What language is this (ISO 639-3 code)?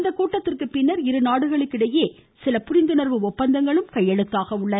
tam